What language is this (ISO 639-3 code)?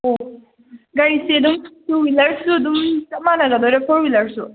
mni